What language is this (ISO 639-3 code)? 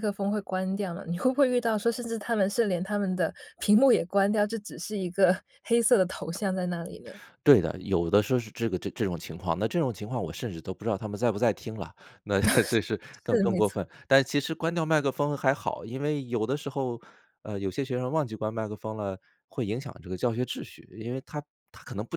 zho